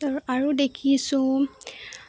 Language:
Assamese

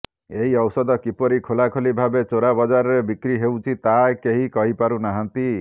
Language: Odia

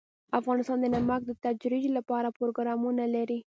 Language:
Pashto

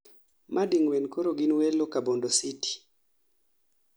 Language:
Luo (Kenya and Tanzania)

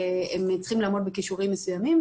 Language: Hebrew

